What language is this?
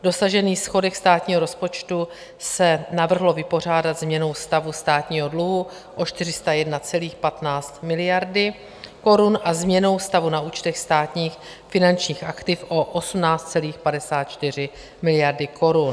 Czech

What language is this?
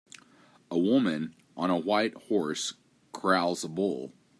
English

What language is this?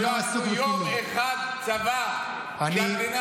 Hebrew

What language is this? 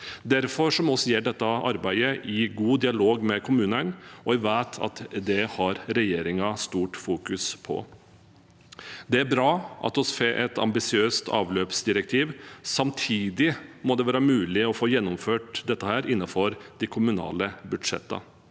Norwegian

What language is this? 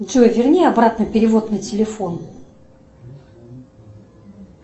Russian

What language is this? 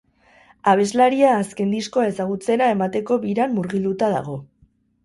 Basque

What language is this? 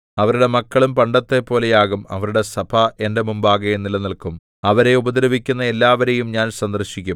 Malayalam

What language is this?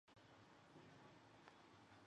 Chinese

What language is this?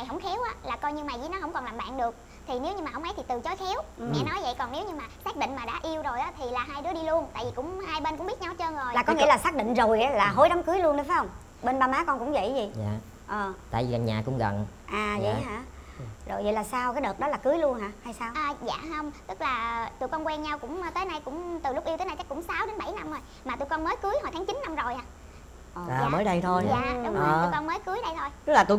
Vietnamese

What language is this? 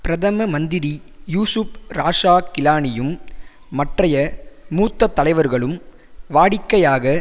Tamil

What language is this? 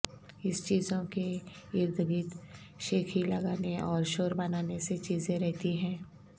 Urdu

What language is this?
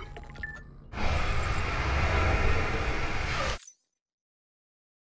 Portuguese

